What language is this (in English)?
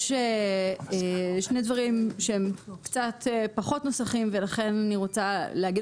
Hebrew